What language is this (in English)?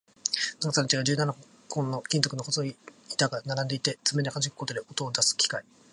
Japanese